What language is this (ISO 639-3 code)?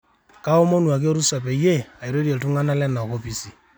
mas